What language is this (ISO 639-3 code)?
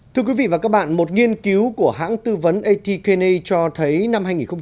vie